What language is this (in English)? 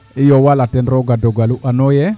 Serer